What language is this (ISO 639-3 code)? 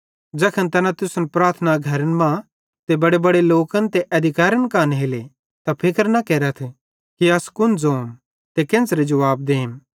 bhd